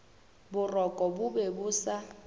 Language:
Northern Sotho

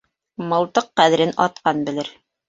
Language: Bashkir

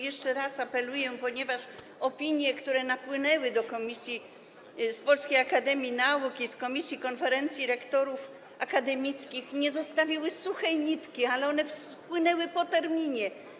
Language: Polish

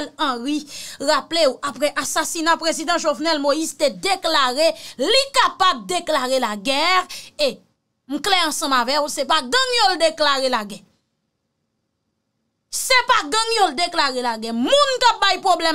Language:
French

